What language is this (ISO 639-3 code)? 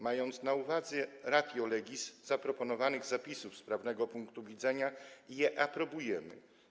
pol